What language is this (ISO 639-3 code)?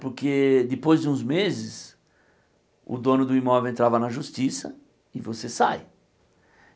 por